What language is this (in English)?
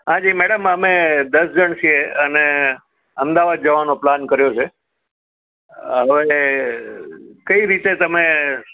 Gujarati